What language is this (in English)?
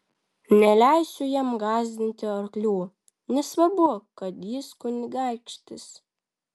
Lithuanian